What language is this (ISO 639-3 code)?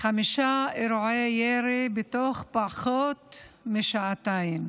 heb